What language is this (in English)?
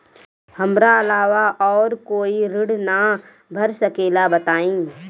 Bhojpuri